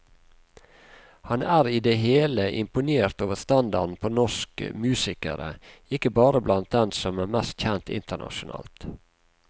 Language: Norwegian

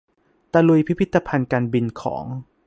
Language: Thai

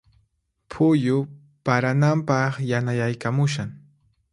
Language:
Puno Quechua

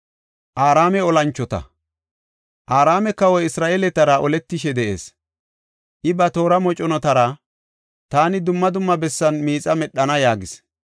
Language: Gofa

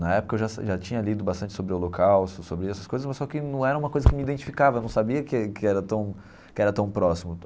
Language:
Portuguese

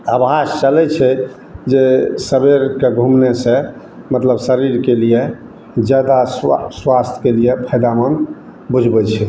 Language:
Maithili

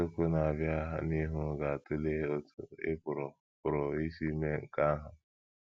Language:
Igbo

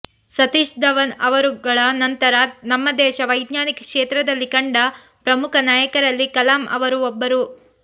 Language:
Kannada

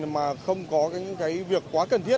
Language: Vietnamese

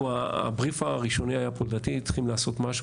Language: Hebrew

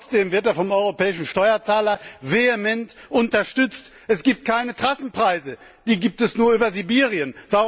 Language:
German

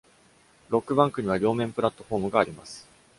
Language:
Japanese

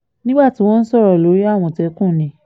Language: Yoruba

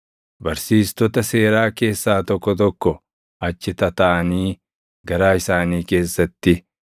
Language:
Oromo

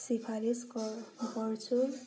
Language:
Nepali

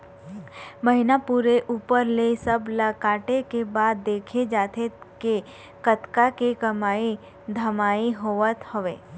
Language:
Chhattisgarhi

